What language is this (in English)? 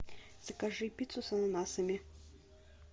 Russian